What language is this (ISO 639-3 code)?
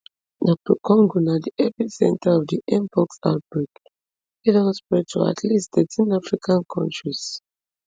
pcm